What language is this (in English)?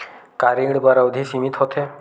Chhattisgarhi